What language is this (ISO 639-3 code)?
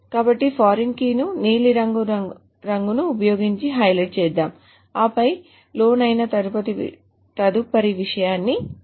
tel